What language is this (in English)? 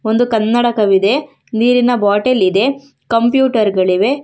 Kannada